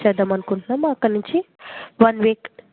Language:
Telugu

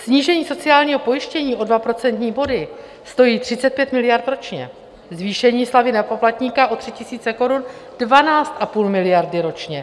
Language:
Czech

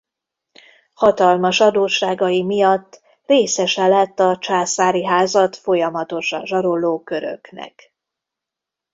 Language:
Hungarian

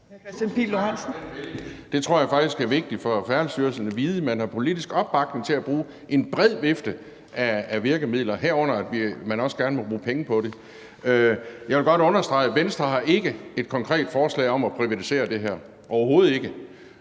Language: Danish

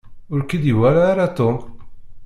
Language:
Kabyle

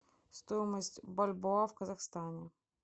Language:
Russian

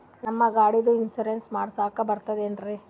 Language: Kannada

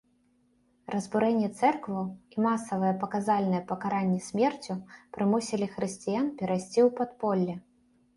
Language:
Belarusian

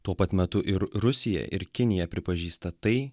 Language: Lithuanian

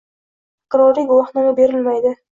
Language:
Uzbek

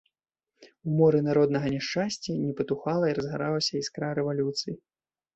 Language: Belarusian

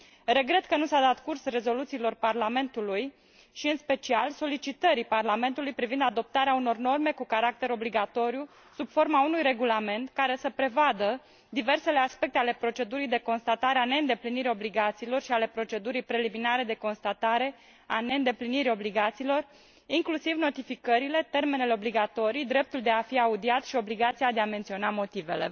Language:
Romanian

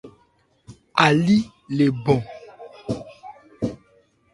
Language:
Ebrié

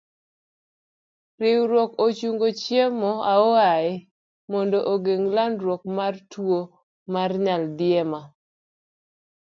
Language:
Luo (Kenya and Tanzania)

